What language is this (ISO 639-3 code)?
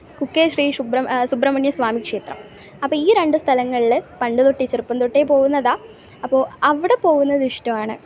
mal